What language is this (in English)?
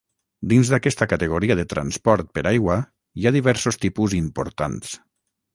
Catalan